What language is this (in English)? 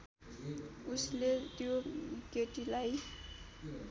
Nepali